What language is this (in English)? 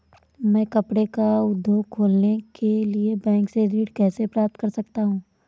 Hindi